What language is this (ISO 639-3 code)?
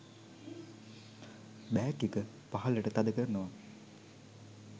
sin